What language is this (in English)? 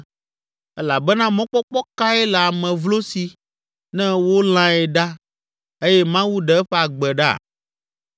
Ewe